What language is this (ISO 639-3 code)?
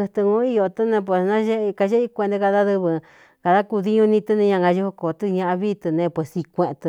xtu